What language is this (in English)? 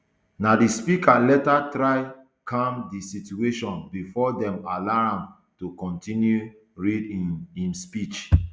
Nigerian Pidgin